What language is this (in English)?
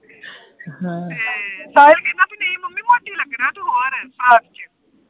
Punjabi